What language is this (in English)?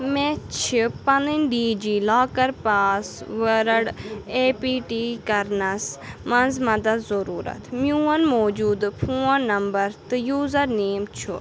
Kashmiri